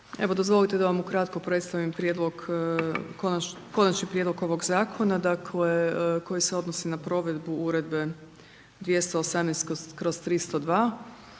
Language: Croatian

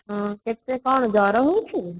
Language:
Odia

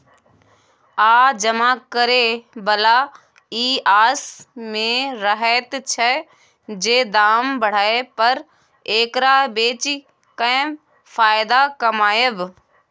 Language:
Maithili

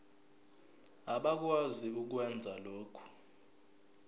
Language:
Zulu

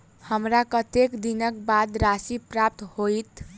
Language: Maithili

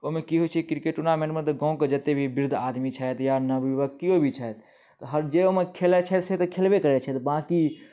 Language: Maithili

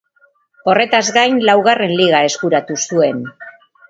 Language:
Basque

